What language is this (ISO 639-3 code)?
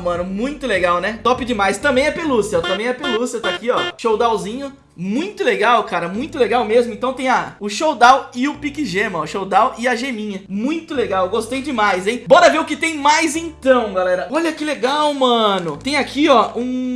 por